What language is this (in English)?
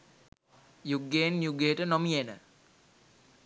Sinhala